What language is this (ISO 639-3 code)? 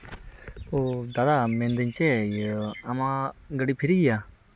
sat